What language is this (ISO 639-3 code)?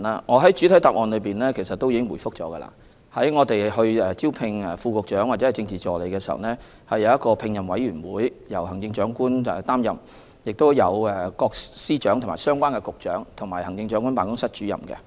yue